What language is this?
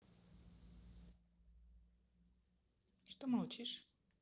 Russian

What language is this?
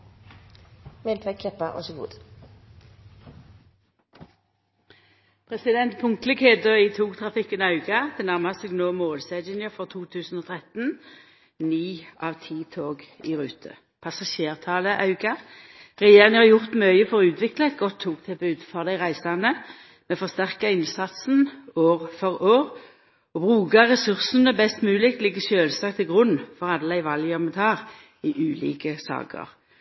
Norwegian Nynorsk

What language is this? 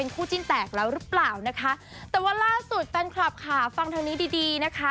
Thai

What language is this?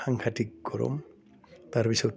Assamese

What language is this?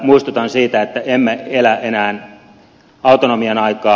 Finnish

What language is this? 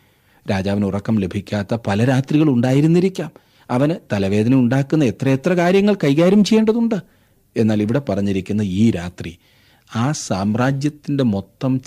Malayalam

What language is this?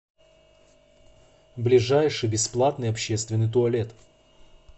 Russian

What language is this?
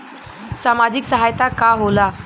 Bhojpuri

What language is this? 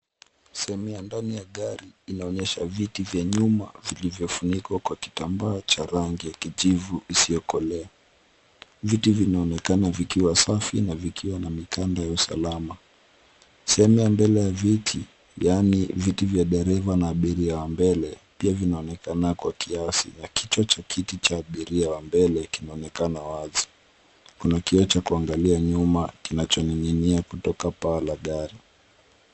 Swahili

